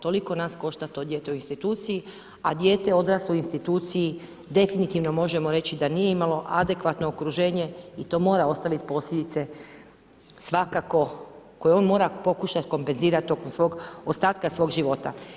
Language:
Croatian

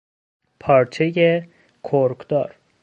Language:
Persian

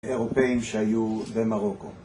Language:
Hebrew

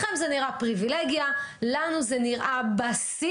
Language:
Hebrew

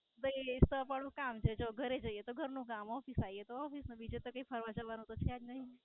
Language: Gujarati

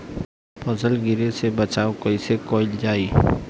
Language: Bhojpuri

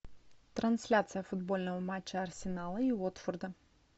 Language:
Russian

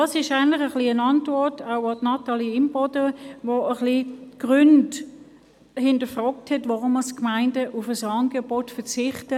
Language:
Swiss German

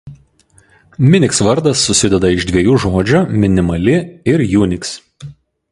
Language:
Lithuanian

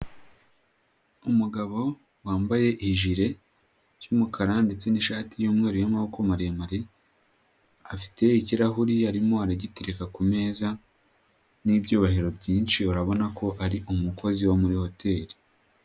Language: Kinyarwanda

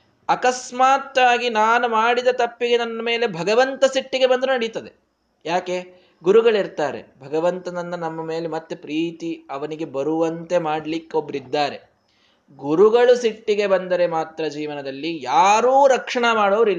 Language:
Kannada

